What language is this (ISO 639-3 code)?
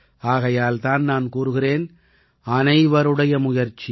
tam